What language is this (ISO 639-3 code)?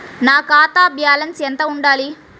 tel